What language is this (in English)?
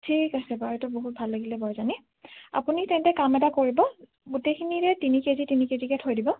Assamese